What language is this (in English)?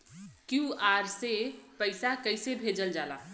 Bhojpuri